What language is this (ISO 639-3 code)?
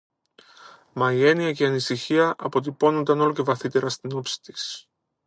ell